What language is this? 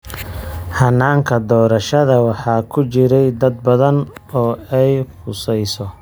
Somali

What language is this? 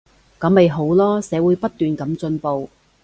Cantonese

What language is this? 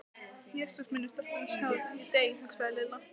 Icelandic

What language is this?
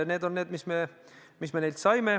Estonian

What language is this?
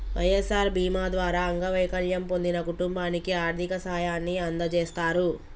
Telugu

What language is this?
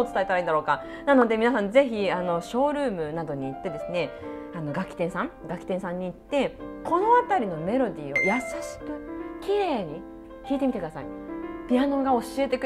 Japanese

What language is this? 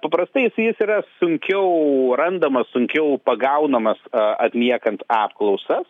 Lithuanian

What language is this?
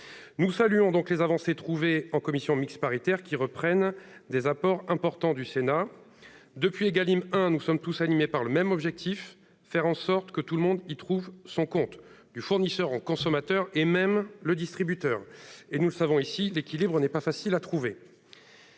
French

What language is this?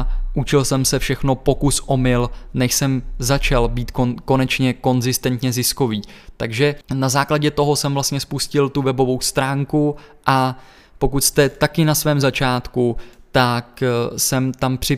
Czech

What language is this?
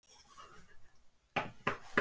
Icelandic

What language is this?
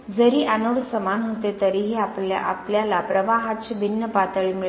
Marathi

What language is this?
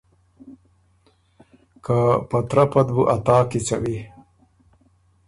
Ormuri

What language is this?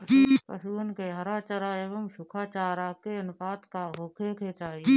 Bhojpuri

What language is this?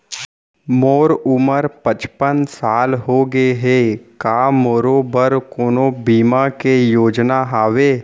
Chhattisgarhi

